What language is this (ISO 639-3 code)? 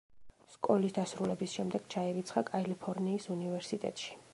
kat